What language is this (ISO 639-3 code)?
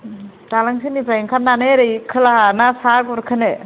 brx